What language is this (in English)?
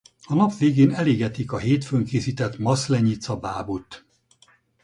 Hungarian